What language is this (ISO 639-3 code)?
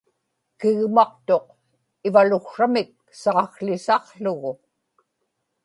ipk